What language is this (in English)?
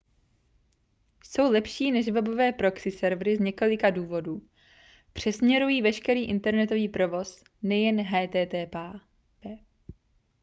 Czech